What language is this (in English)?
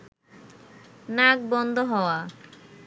Bangla